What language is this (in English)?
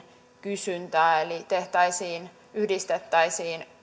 Finnish